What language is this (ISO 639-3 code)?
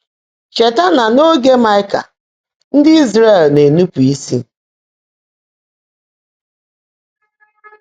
ibo